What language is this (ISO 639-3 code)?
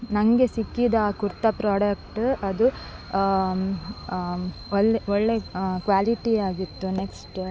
kan